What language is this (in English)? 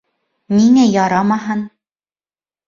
Bashkir